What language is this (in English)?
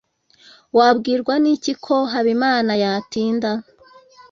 Kinyarwanda